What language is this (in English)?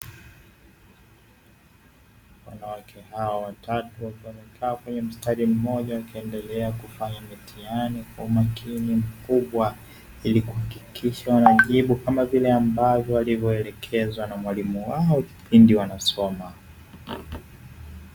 Swahili